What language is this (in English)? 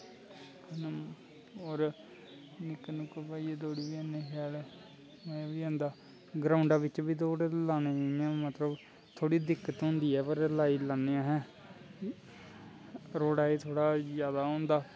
Dogri